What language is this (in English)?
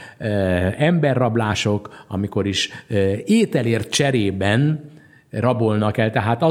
Hungarian